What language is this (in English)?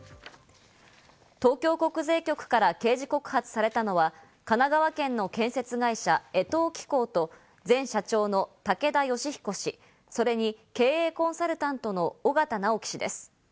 Japanese